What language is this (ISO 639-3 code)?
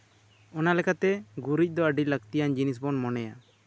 sat